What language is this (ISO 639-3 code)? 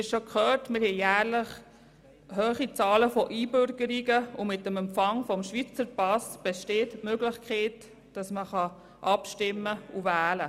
gsw